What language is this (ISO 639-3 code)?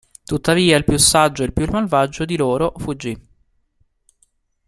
ita